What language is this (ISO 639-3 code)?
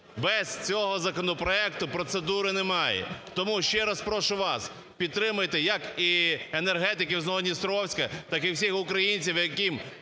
ukr